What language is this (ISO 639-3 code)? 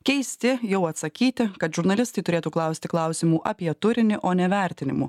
lit